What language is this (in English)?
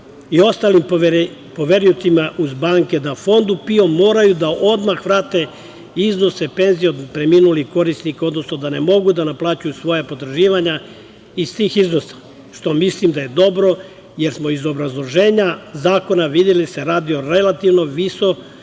Serbian